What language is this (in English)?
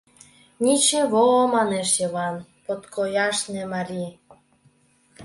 Mari